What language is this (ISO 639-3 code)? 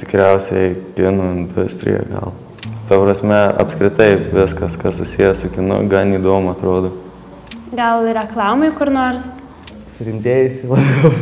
lit